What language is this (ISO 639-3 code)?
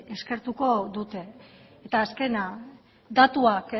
eus